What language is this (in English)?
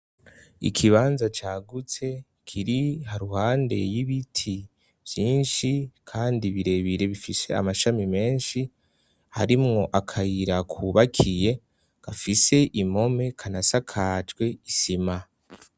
Rundi